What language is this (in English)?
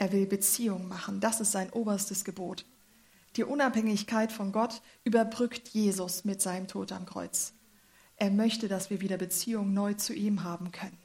German